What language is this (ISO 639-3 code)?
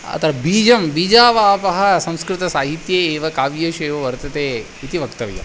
san